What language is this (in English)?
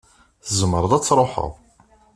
Kabyle